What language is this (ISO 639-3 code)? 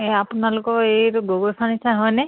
asm